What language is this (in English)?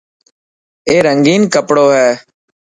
Dhatki